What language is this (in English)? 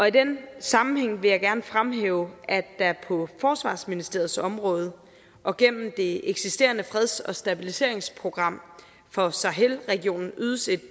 Danish